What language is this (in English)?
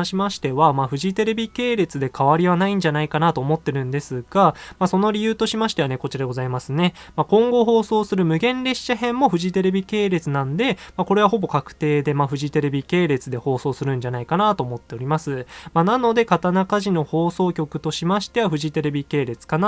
Japanese